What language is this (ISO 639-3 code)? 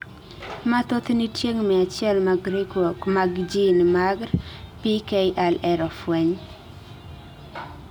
luo